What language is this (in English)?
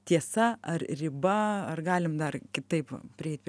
Lithuanian